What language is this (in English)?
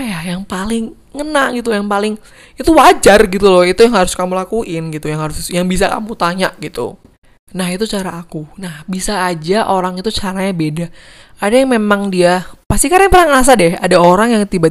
Indonesian